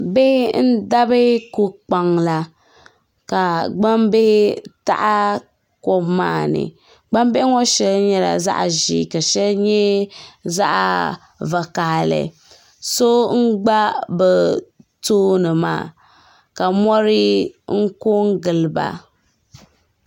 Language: Dagbani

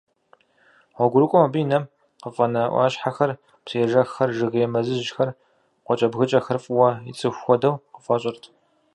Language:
Kabardian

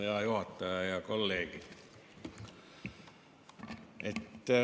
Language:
Estonian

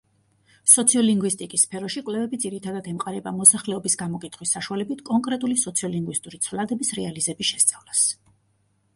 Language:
Georgian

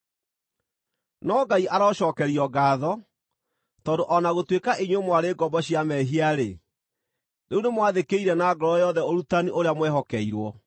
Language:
Kikuyu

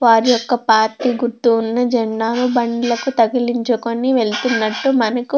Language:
Telugu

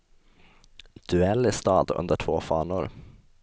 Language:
Swedish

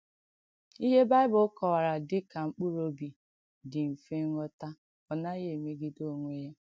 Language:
Igbo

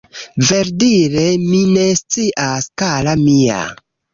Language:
Esperanto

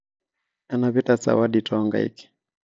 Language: Masai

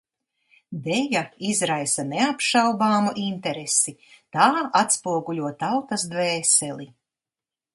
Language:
Latvian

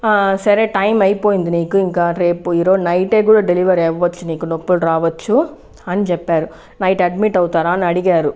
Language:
Telugu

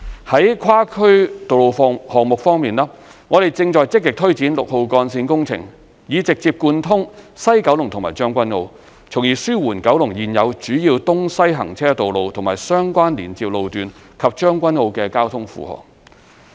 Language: Cantonese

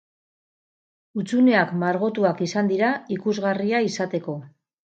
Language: Basque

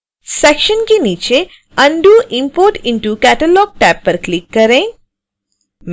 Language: Hindi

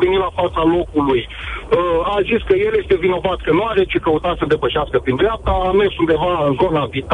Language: Romanian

